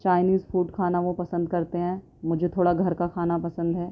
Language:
Urdu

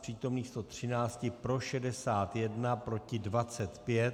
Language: Czech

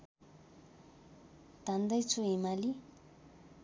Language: Nepali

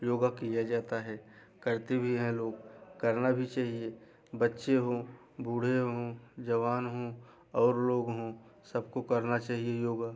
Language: Hindi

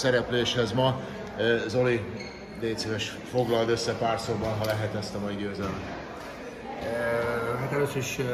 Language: Hungarian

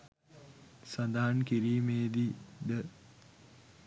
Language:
Sinhala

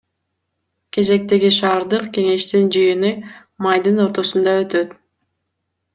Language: Kyrgyz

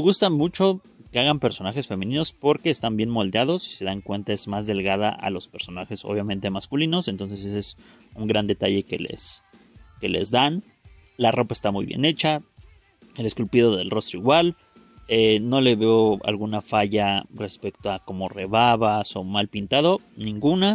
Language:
Spanish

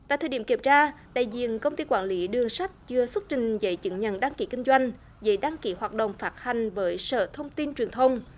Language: Vietnamese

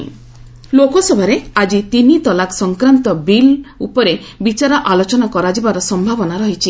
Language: Odia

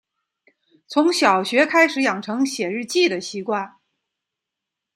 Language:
Chinese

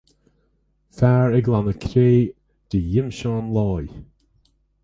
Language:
Irish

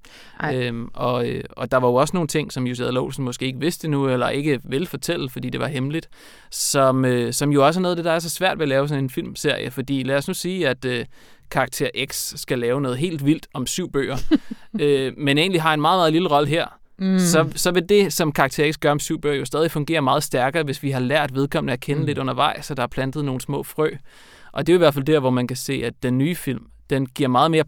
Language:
Danish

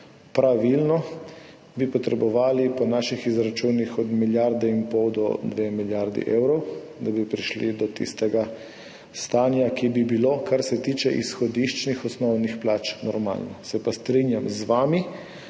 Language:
Slovenian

